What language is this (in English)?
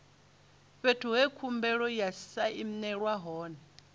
Venda